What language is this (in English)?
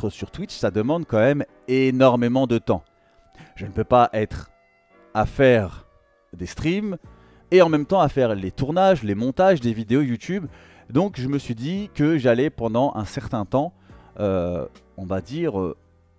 French